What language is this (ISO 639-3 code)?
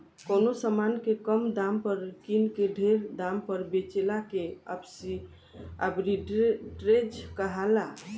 bho